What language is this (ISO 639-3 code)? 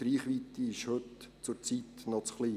gsw